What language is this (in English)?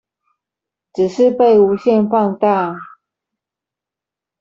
Chinese